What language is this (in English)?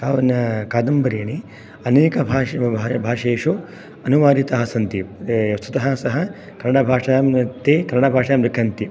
Sanskrit